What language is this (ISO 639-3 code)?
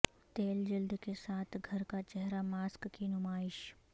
urd